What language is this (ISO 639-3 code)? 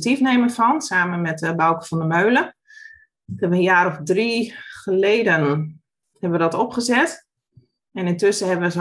nld